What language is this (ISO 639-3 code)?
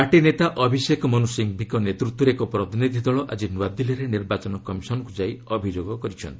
ori